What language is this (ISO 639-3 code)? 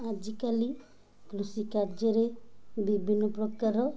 ori